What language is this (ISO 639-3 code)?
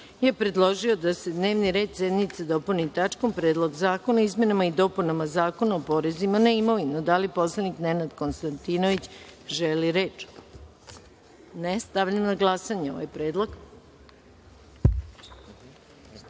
srp